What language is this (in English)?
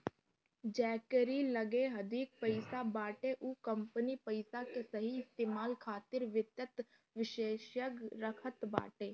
Bhojpuri